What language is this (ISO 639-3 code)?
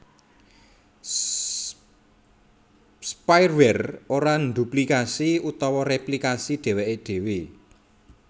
jav